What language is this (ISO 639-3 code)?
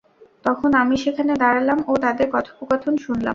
ben